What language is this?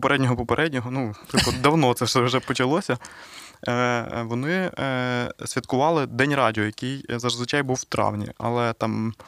Ukrainian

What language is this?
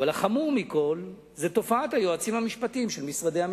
Hebrew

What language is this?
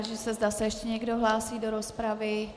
Czech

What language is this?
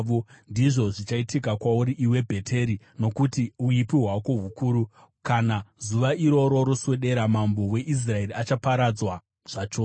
Shona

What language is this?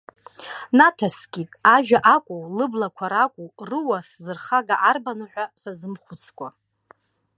Abkhazian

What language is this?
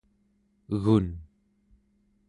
Central Yupik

